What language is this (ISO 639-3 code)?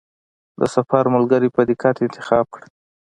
pus